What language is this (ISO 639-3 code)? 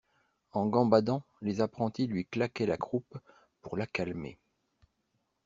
fra